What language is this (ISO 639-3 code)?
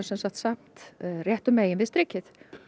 isl